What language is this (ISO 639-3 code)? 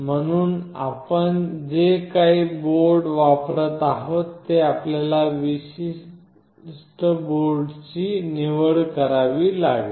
mar